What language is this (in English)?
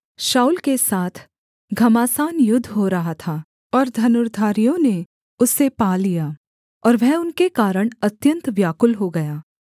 Hindi